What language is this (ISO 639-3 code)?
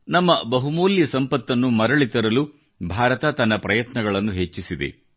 kan